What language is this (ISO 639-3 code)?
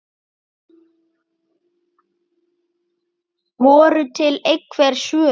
isl